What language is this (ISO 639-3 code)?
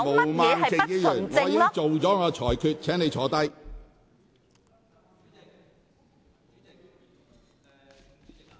yue